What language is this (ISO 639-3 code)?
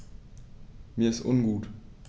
deu